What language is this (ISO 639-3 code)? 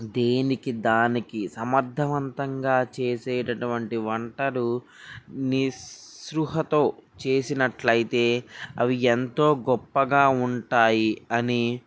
tel